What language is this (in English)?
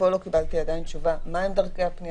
Hebrew